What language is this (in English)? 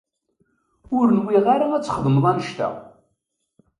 Kabyle